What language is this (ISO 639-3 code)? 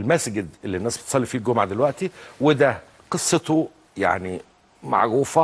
ara